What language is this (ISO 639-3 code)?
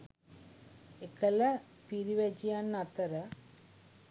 sin